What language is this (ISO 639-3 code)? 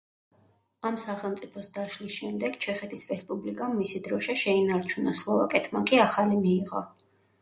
kat